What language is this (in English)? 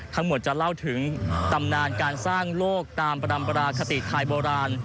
Thai